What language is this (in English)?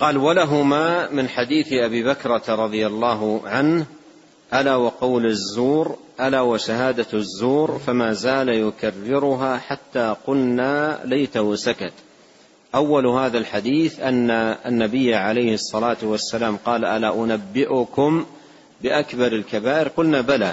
Arabic